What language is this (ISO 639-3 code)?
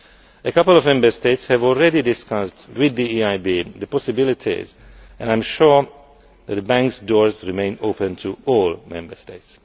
eng